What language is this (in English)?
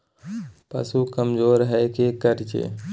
Magahi